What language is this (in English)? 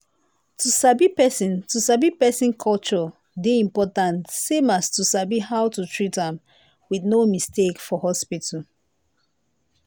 Nigerian Pidgin